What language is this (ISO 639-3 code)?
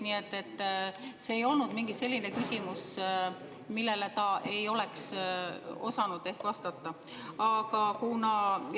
est